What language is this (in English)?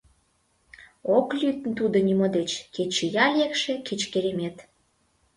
Mari